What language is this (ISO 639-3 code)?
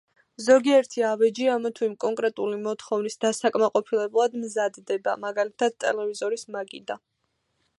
kat